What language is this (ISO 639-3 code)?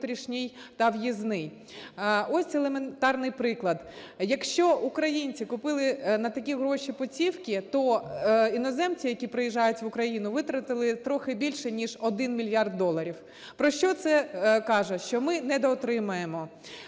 ukr